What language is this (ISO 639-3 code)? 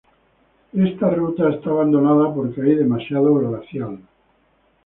spa